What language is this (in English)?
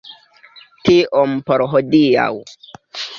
Esperanto